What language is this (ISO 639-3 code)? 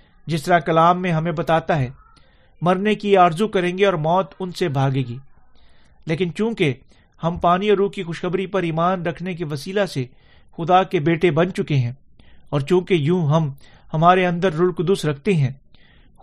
urd